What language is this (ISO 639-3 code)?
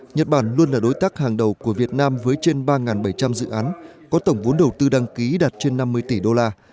vie